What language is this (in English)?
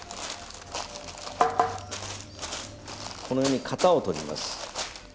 Japanese